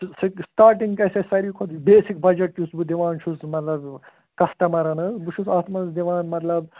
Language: Kashmiri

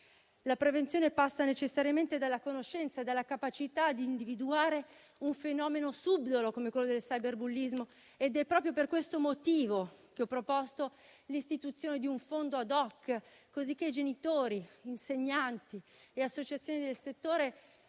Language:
Italian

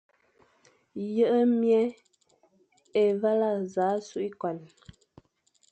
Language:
Fang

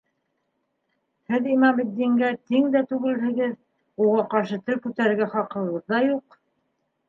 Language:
Bashkir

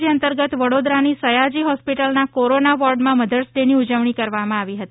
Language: Gujarati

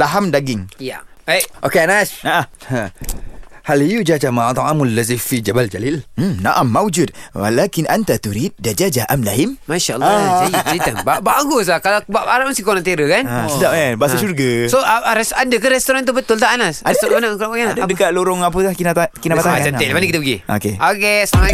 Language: Malay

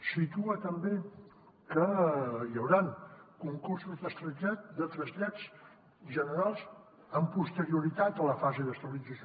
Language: Catalan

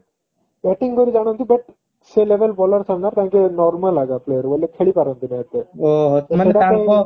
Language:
Odia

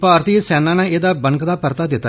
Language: Dogri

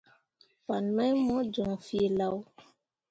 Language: Mundang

